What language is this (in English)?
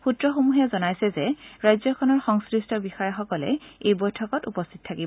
Assamese